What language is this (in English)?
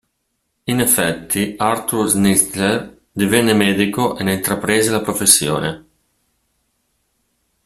Italian